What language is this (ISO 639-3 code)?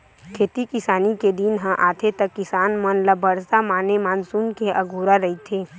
hne